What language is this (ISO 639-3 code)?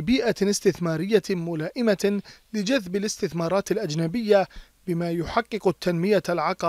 ara